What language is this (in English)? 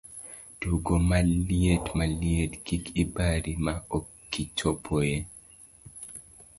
Luo (Kenya and Tanzania)